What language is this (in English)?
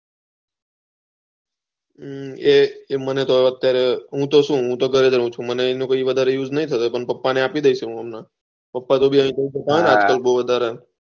Gujarati